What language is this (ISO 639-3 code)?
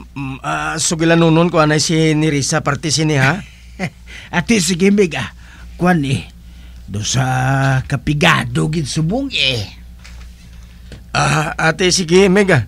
fil